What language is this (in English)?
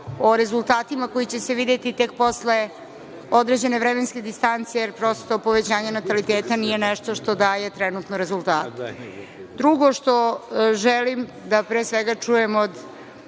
Serbian